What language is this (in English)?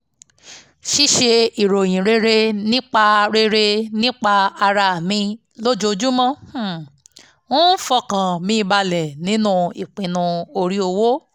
Yoruba